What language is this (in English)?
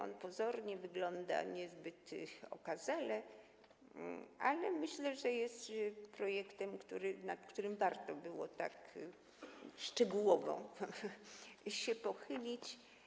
Polish